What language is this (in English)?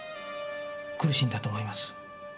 Japanese